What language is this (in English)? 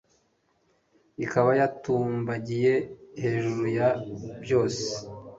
Kinyarwanda